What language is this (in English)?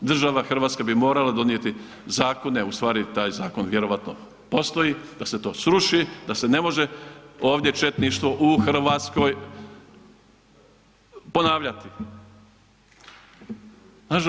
Croatian